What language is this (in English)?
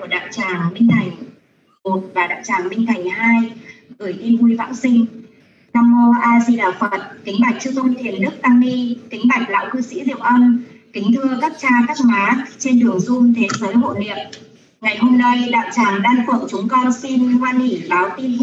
Vietnamese